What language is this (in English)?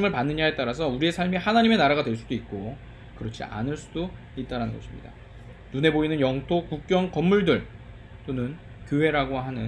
Korean